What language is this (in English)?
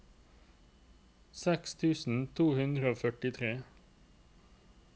Norwegian